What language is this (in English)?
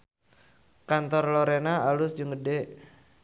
Sundanese